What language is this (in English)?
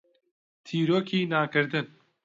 Central Kurdish